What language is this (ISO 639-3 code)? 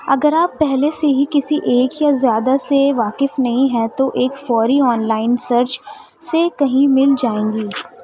urd